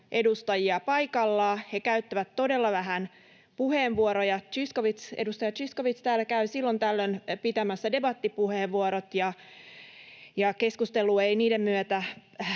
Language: Finnish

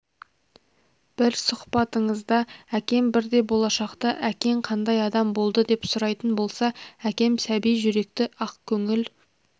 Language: Kazakh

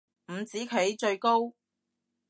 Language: Cantonese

